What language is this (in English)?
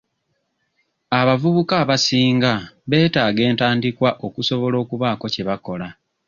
Ganda